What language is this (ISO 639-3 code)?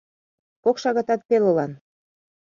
chm